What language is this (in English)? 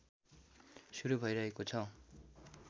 Nepali